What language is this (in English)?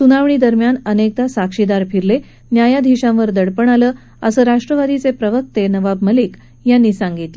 Marathi